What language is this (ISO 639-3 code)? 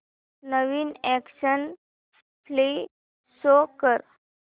mar